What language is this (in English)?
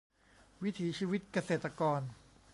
Thai